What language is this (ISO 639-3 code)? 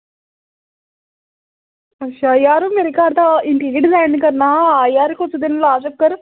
doi